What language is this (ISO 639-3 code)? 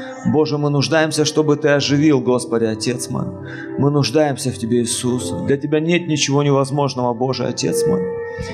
rus